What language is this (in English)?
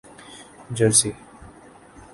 Urdu